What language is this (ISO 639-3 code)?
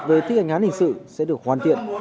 vie